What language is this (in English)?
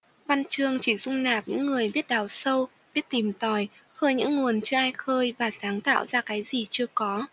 Vietnamese